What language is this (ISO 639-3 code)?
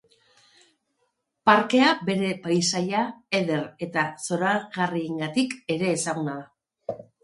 eus